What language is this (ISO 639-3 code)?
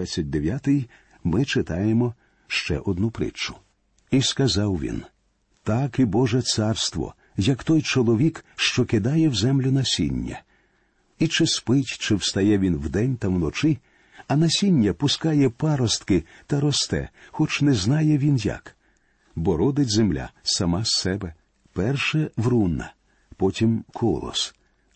ukr